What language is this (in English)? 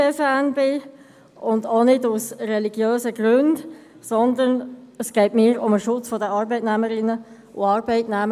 Swiss German